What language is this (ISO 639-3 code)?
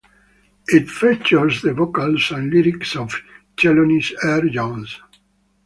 eng